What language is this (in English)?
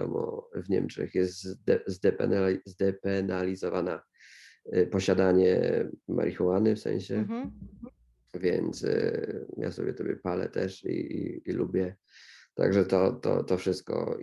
Polish